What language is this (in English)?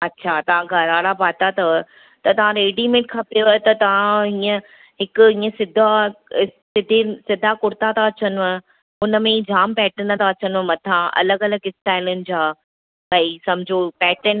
Sindhi